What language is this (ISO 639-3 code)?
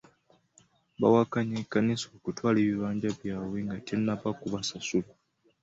lug